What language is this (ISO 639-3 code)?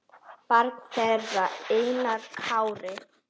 isl